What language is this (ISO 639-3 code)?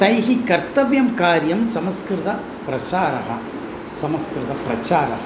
san